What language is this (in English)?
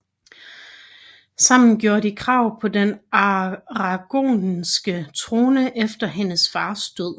Danish